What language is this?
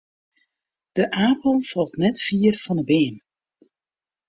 Western Frisian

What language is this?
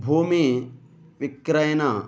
Sanskrit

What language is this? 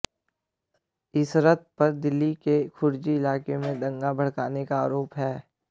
Hindi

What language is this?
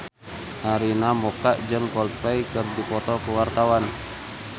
Sundanese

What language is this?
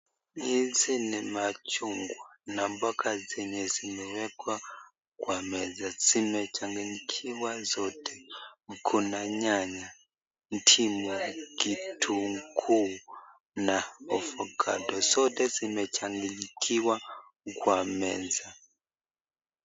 Swahili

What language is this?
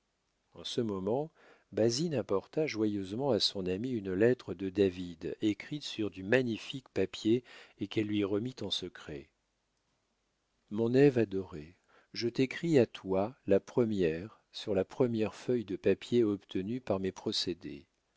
French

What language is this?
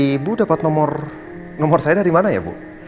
Indonesian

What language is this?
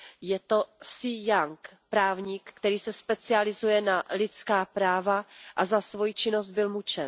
Czech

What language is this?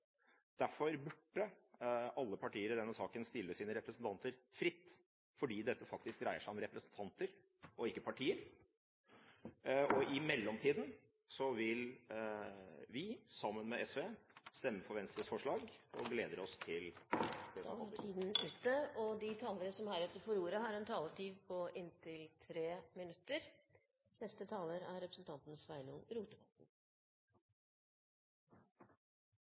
Norwegian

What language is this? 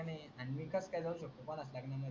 Marathi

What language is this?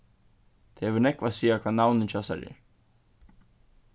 Faroese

